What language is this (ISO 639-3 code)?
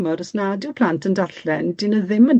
cym